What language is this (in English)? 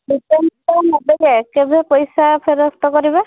Odia